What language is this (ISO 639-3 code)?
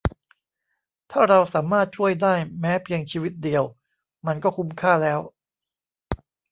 tha